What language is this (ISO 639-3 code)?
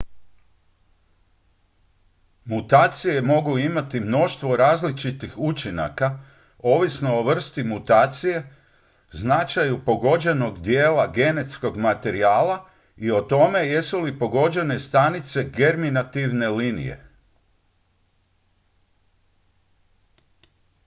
hrv